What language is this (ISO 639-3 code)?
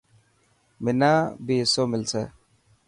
mki